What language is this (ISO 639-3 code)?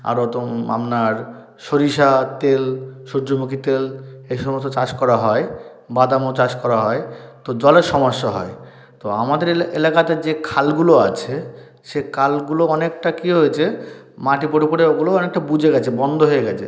ben